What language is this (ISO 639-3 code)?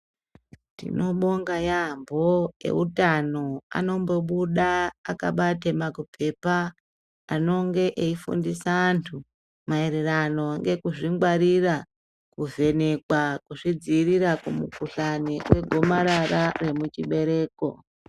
ndc